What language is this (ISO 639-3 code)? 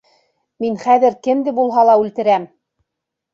bak